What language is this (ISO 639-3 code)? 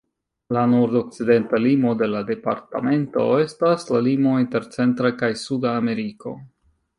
epo